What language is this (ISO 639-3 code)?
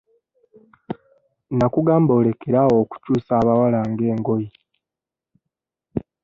lug